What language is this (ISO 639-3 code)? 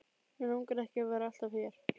isl